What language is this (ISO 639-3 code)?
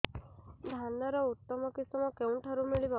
ori